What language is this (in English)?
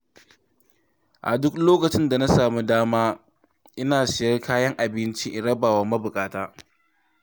Hausa